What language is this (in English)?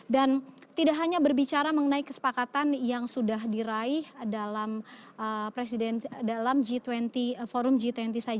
Indonesian